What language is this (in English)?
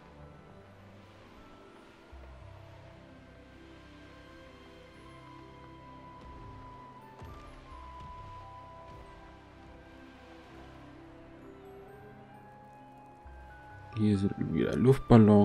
German